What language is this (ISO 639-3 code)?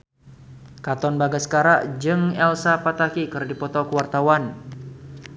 sun